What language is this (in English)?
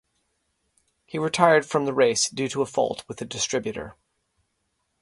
English